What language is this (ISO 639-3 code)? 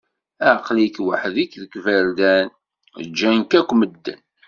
kab